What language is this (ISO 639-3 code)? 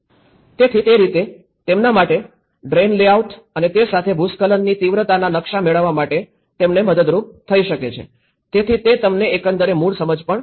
guj